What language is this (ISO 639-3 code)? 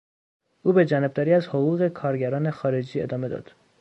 fas